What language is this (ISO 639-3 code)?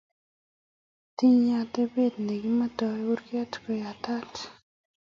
kln